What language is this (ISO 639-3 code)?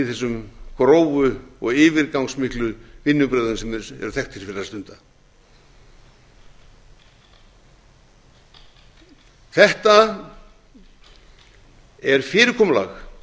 isl